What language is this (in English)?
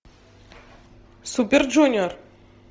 Russian